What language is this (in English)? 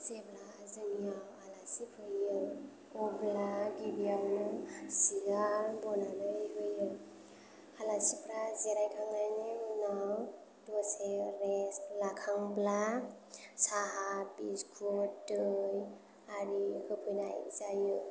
Bodo